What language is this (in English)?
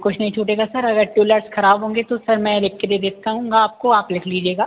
Hindi